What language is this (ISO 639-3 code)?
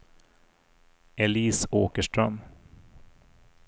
swe